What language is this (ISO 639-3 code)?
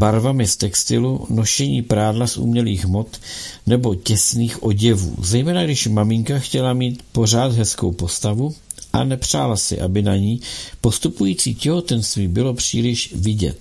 ces